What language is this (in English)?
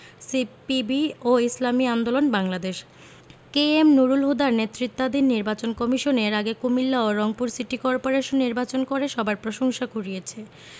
Bangla